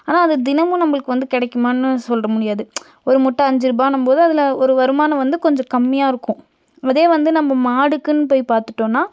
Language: Tamil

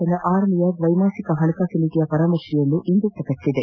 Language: Kannada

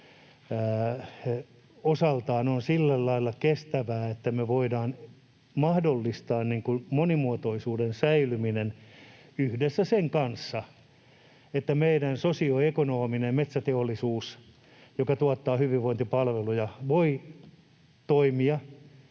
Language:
Finnish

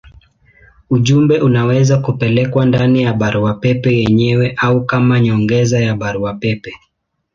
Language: Swahili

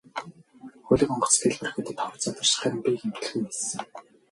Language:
Mongolian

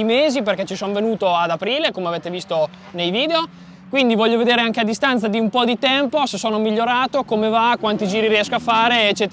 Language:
Italian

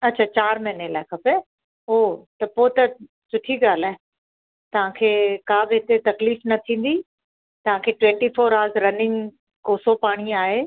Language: Sindhi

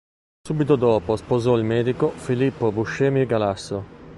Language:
Italian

